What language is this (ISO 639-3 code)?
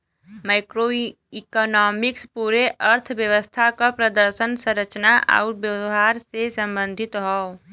bho